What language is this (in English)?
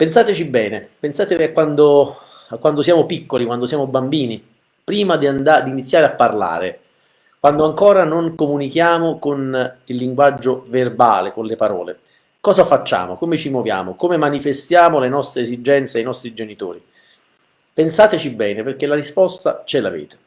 Italian